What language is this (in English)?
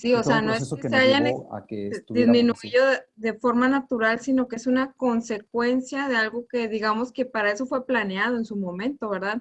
Spanish